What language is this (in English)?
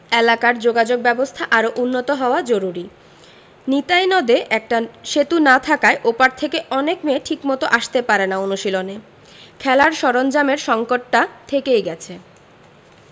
Bangla